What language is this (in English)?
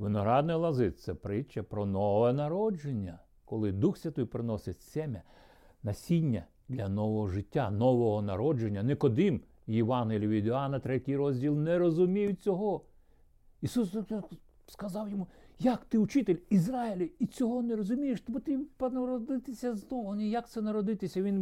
Ukrainian